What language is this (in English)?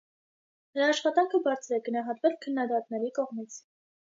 Armenian